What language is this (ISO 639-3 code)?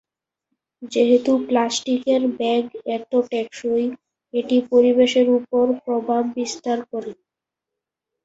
ben